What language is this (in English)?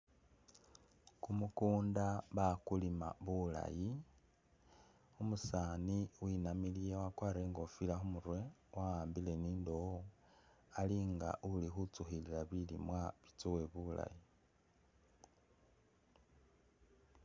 Masaaba